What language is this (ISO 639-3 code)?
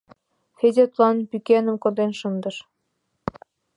chm